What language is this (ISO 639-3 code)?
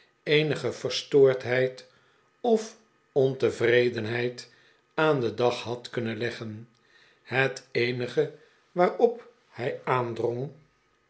nld